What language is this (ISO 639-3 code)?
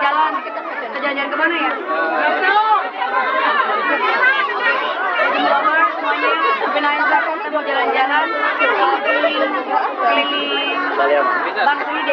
ind